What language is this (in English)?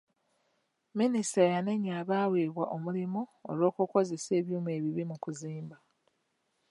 Ganda